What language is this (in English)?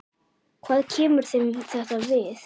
Icelandic